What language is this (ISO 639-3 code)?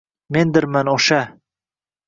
uzb